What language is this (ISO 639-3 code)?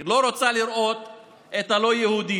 heb